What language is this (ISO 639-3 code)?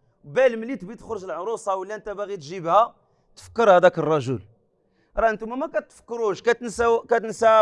ara